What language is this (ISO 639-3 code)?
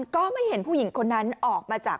tha